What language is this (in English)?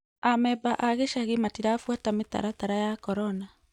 Kikuyu